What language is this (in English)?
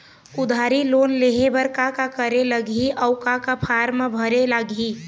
Chhattisgarhi